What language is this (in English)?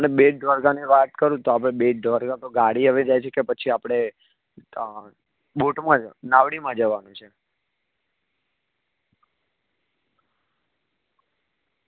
Gujarati